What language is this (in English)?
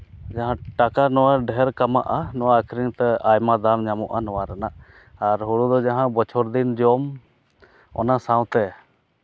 Santali